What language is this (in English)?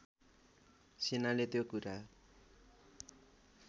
Nepali